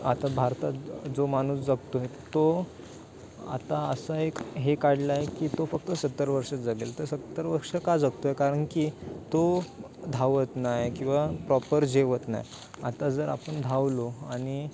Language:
Marathi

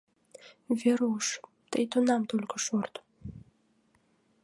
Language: Mari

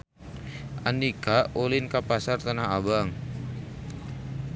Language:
Sundanese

